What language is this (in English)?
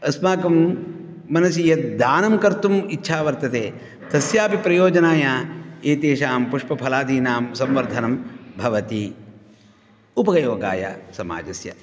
Sanskrit